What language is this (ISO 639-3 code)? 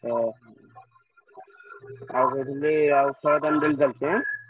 ori